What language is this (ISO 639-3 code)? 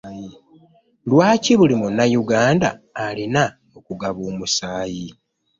lug